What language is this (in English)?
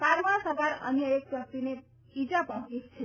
Gujarati